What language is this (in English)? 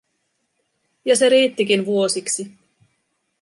Finnish